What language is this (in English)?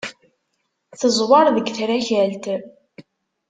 Kabyle